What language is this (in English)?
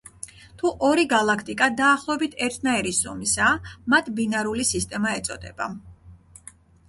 Georgian